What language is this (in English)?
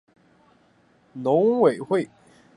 Chinese